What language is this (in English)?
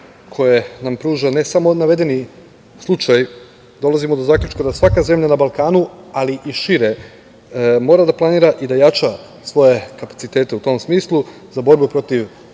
Serbian